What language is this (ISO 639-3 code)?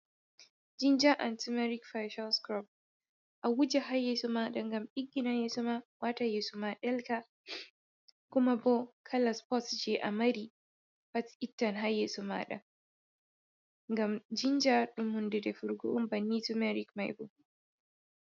ful